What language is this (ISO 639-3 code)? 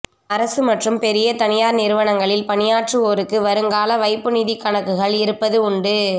tam